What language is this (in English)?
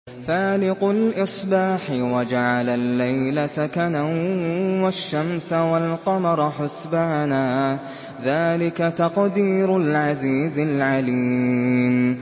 Arabic